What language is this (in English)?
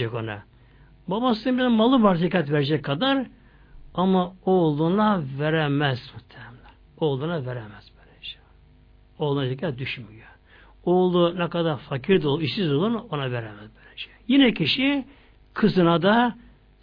Turkish